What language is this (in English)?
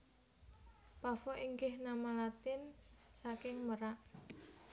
Javanese